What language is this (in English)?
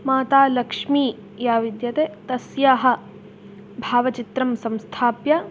Sanskrit